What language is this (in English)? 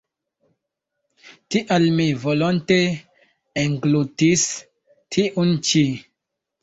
Esperanto